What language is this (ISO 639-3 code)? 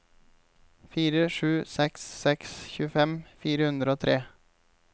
nor